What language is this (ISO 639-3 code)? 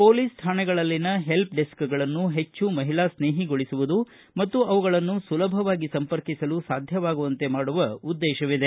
kan